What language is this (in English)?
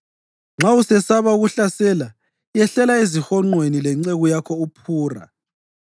North Ndebele